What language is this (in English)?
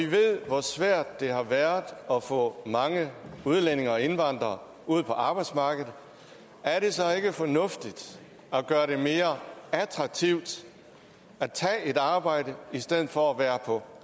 Danish